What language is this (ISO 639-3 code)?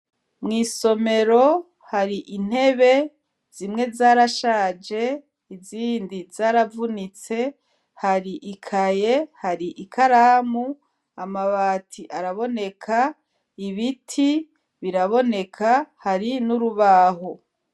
run